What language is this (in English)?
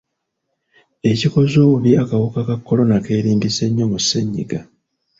Ganda